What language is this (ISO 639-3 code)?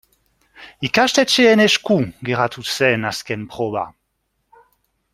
eus